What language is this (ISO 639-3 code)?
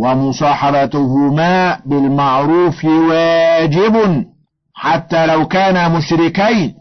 ara